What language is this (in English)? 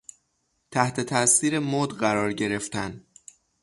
Persian